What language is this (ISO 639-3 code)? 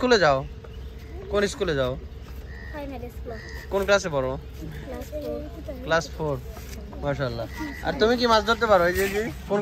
ben